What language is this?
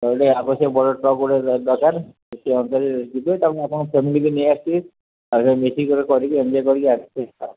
Odia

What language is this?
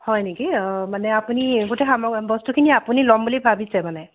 Assamese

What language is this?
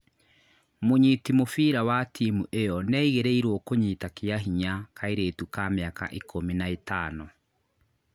Kikuyu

